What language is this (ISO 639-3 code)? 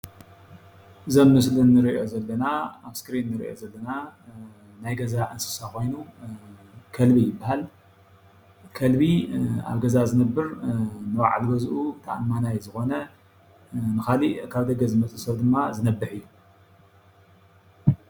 tir